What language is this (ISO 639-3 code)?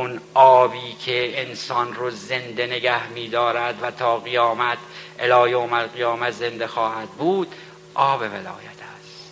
fas